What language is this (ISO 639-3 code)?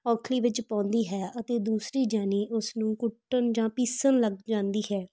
pan